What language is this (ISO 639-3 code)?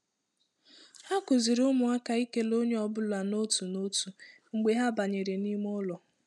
ibo